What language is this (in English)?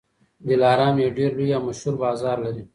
Pashto